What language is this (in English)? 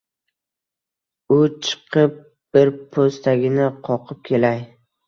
Uzbek